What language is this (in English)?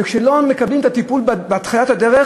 Hebrew